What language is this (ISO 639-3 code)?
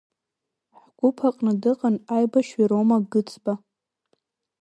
abk